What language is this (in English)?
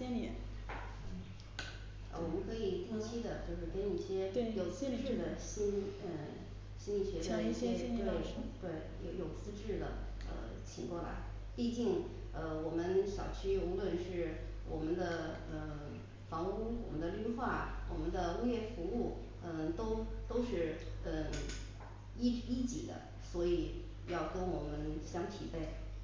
Chinese